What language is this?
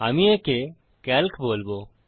Bangla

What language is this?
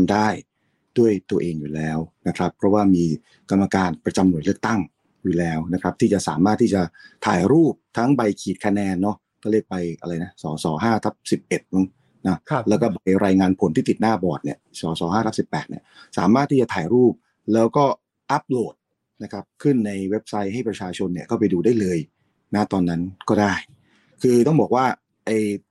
Thai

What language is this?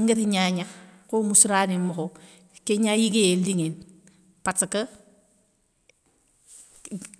Soninke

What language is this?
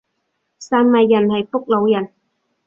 Cantonese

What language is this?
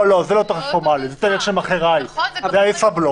Hebrew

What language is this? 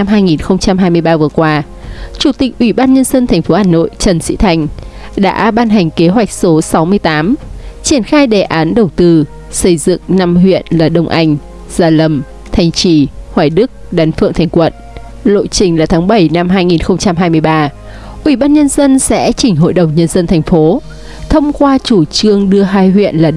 Vietnamese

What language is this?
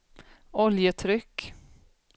Swedish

